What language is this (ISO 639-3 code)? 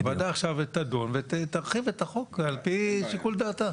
heb